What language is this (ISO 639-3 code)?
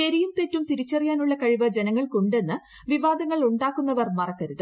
mal